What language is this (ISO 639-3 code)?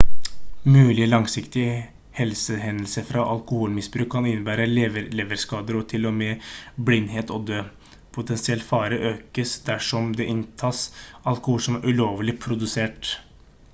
nob